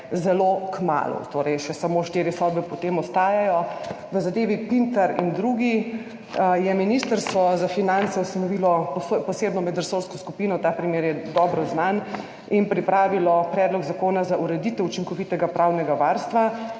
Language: Slovenian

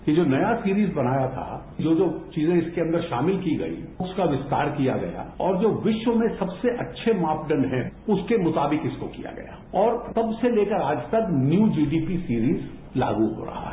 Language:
Hindi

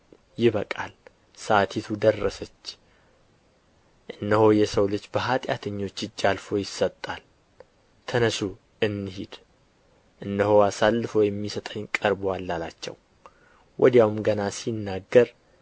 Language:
Amharic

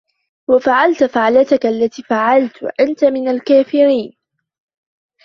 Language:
Arabic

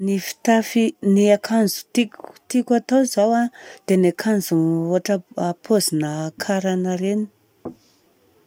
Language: Southern Betsimisaraka Malagasy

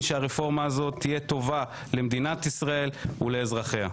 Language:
Hebrew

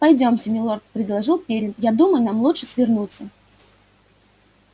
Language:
Russian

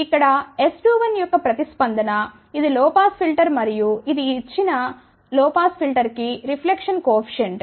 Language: Telugu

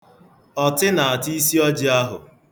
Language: Igbo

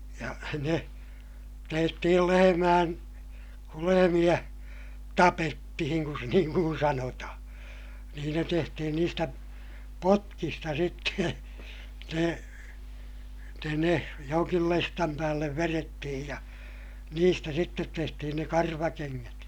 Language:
Finnish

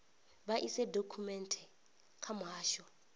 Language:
Venda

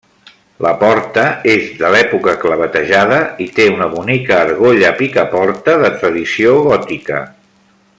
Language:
Catalan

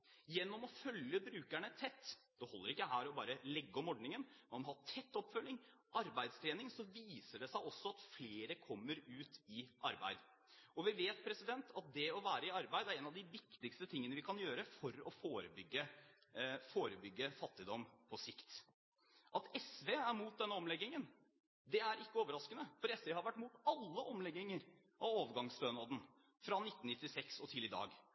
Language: Norwegian Bokmål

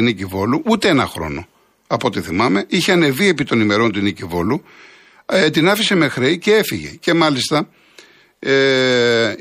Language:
Greek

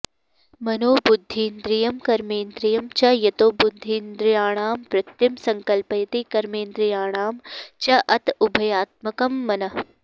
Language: Sanskrit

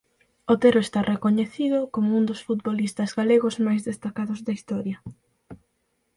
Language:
Galician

